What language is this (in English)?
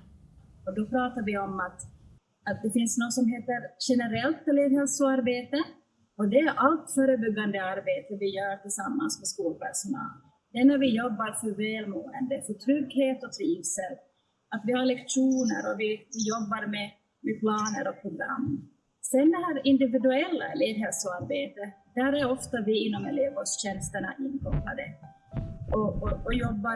Swedish